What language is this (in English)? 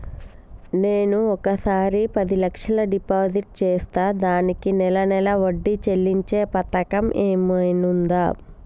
Telugu